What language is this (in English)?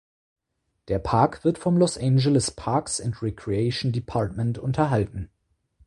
German